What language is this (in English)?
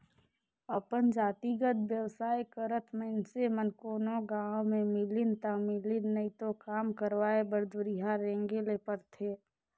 Chhattisgarhi